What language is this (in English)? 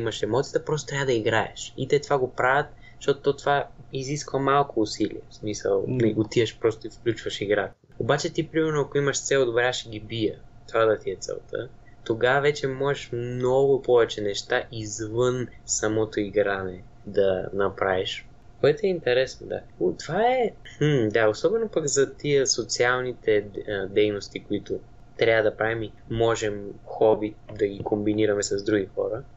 Bulgarian